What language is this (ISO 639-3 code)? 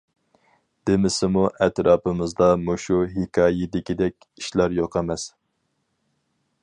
uig